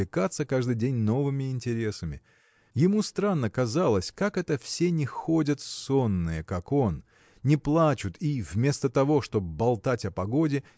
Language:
Russian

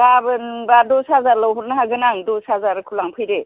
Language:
Bodo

